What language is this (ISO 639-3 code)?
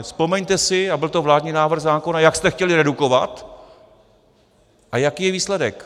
ces